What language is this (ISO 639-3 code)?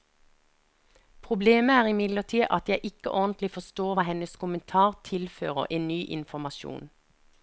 nor